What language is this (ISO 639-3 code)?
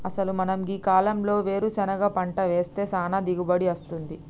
tel